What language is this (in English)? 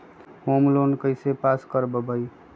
Magahi